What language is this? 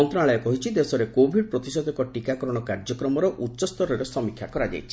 Odia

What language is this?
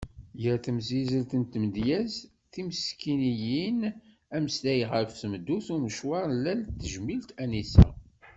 Kabyle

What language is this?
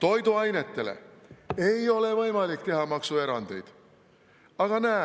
Estonian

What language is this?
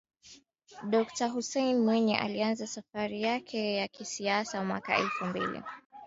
Swahili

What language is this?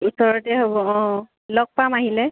Assamese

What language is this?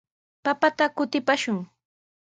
Sihuas Ancash Quechua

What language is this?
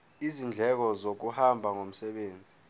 Zulu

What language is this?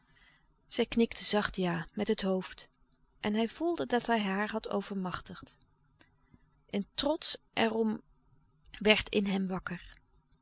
Dutch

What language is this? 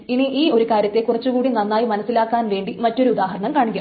Malayalam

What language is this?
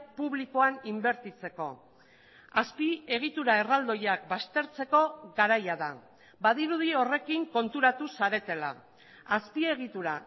Basque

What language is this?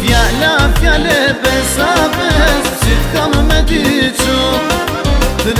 Arabic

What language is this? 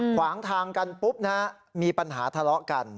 Thai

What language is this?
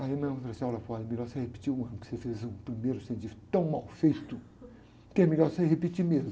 Portuguese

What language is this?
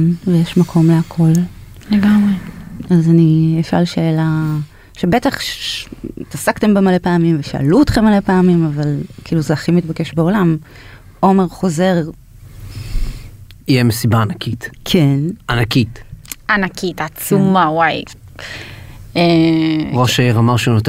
Hebrew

